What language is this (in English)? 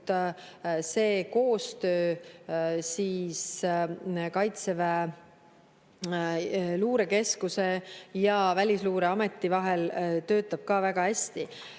Estonian